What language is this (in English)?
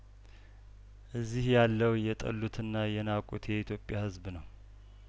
Amharic